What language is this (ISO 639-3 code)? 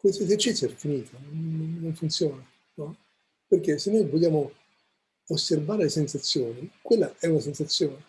ita